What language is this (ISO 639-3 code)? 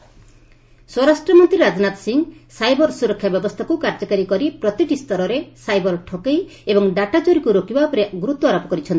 ori